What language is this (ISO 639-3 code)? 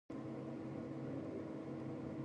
jpn